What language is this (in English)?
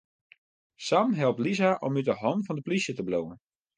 Western Frisian